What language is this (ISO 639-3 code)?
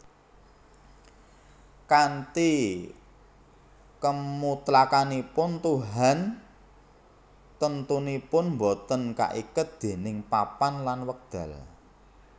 jav